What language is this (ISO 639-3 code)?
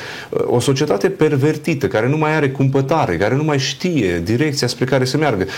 ron